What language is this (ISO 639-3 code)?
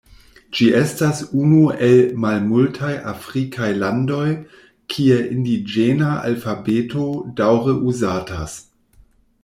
epo